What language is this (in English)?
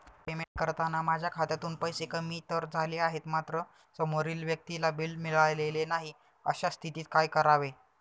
Marathi